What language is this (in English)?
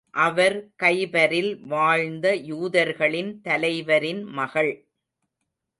Tamil